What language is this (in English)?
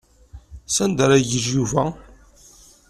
Kabyle